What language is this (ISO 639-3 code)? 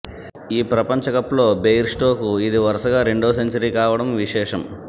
tel